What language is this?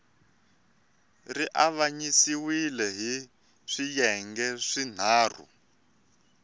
Tsonga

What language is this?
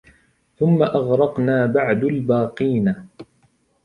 Arabic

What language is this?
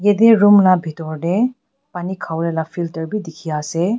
Naga Pidgin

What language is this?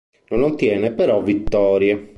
Italian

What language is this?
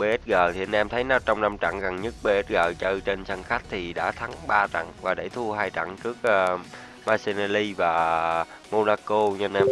Vietnamese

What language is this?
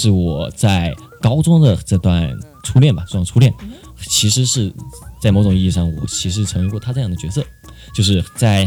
Chinese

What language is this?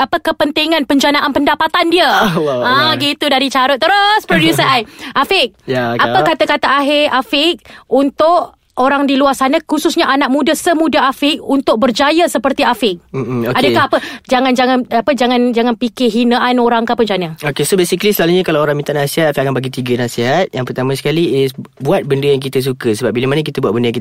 Malay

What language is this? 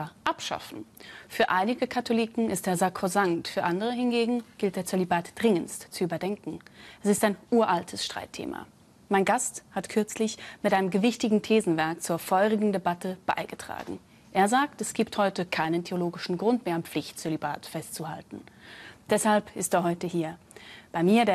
German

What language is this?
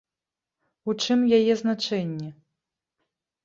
Belarusian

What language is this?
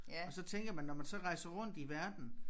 Danish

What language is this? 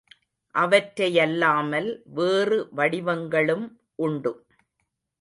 Tamil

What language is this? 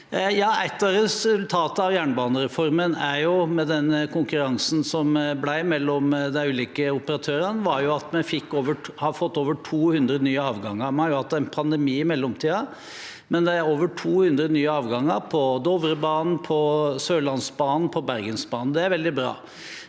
Norwegian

